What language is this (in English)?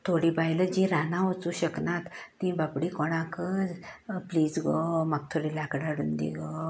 Konkani